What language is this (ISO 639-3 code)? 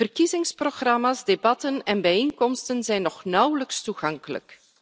nld